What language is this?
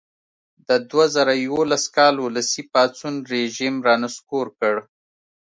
Pashto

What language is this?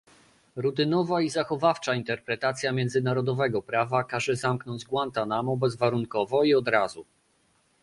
Polish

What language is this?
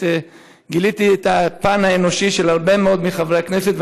Hebrew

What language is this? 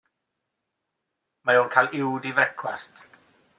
Welsh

